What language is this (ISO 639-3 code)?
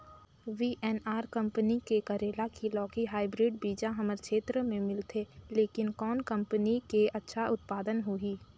hne